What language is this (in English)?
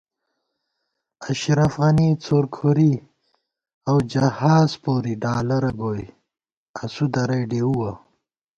Gawar-Bati